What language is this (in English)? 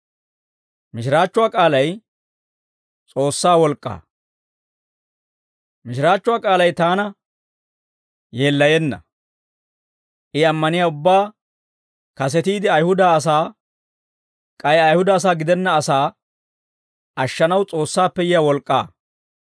Dawro